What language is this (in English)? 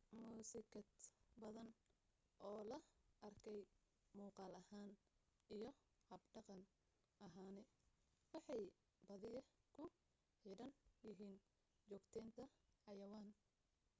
Somali